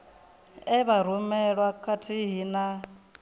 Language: Venda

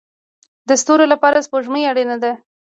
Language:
Pashto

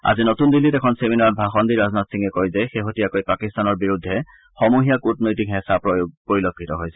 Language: Assamese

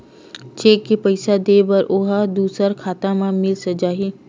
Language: Chhattisgarhi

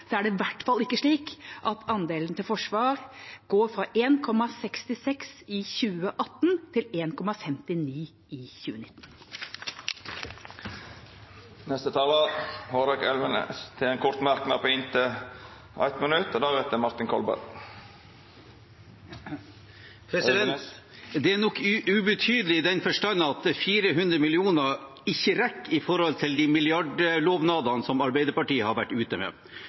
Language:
Norwegian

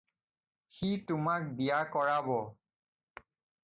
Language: Assamese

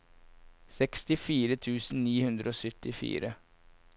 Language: Norwegian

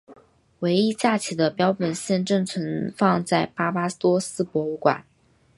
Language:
Chinese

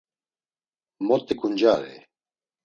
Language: Laz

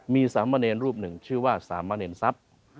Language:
Thai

